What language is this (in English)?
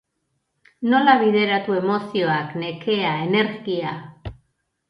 Basque